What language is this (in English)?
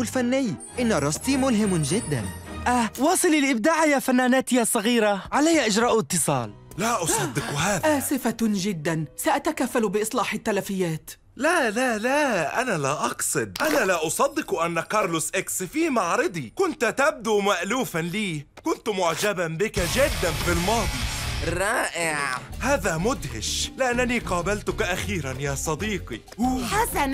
Arabic